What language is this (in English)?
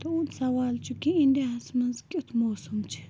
Kashmiri